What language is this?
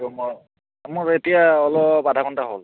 Assamese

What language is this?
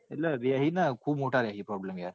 Gujarati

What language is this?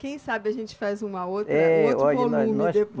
Portuguese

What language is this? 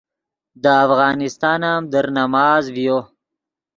Yidgha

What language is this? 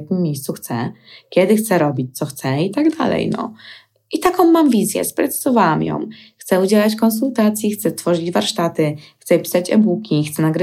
Polish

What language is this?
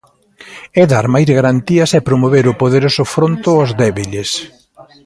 Galician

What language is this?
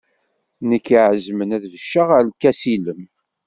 Kabyle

